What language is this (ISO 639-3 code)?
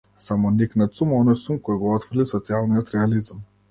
mkd